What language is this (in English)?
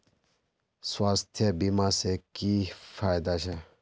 Magahi